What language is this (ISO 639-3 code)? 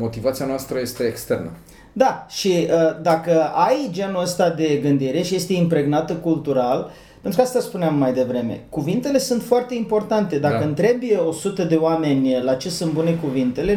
ron